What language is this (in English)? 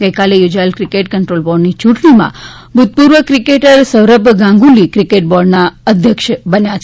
Gujarati